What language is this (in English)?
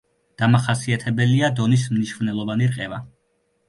Georgian